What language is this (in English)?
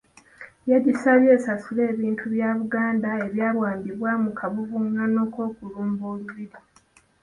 Ganda